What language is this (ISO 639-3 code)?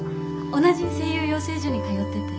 jpn